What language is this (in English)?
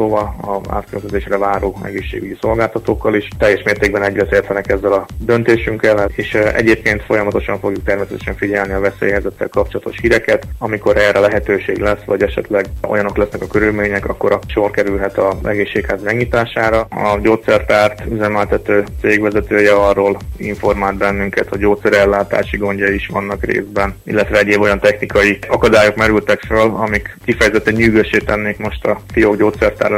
Hungarian